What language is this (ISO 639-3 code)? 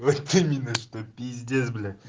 rus